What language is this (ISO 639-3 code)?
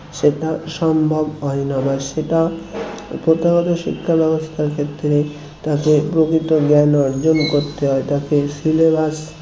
ben